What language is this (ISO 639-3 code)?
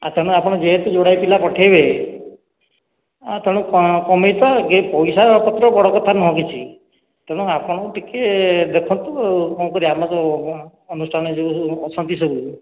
ori